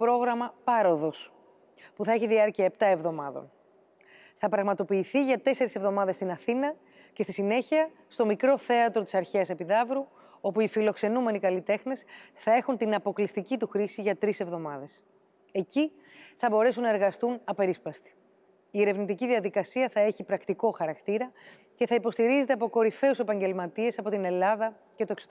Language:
Greek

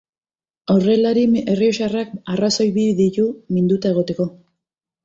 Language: Basque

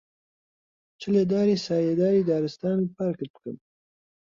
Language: Central Kurdish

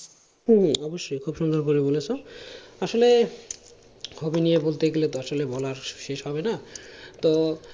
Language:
Bangla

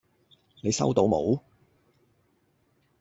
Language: Cantonese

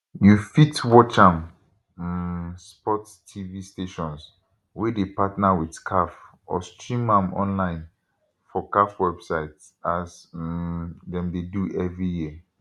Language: Nigerian Pidgin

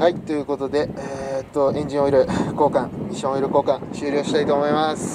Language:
Japanese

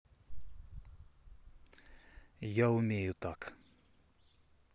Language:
Russian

